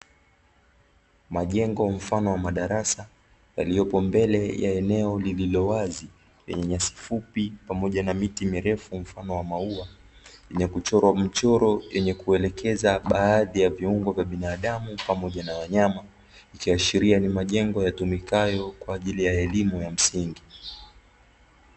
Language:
Swahili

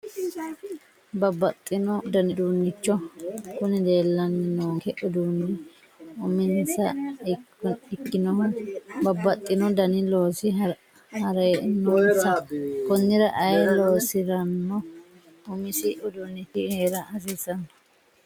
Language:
Sidamo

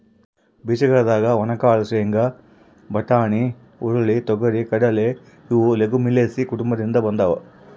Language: Kannada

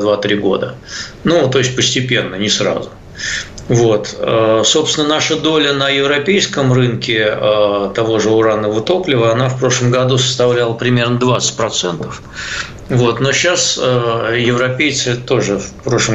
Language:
Russian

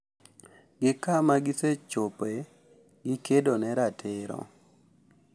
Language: Luo (Kenya and Tanzania)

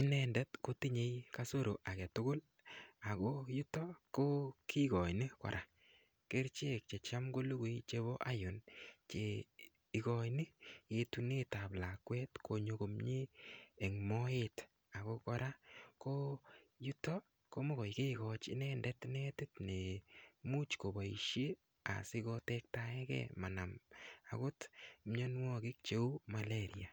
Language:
Kalenjin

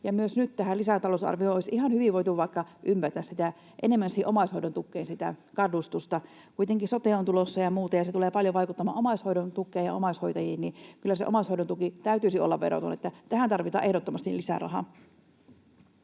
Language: Finnish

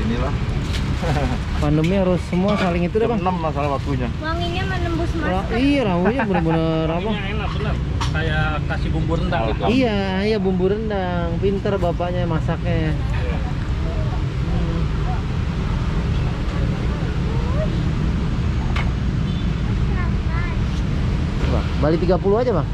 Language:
Indonesian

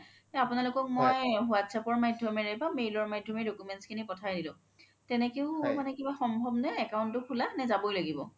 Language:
Assamese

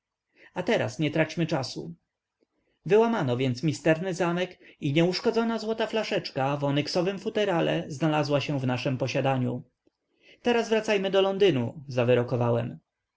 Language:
Polish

